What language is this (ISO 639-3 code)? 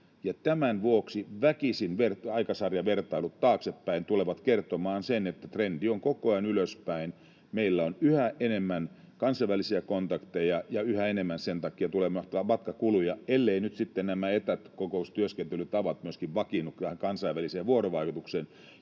fin